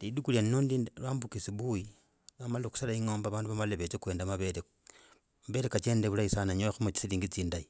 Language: Logooli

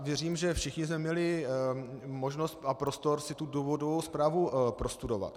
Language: Czech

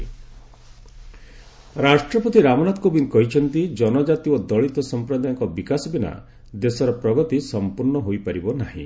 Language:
Odia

